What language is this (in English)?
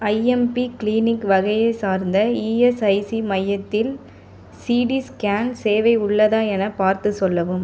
Tamil